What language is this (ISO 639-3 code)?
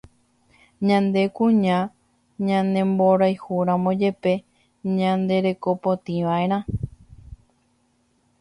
grn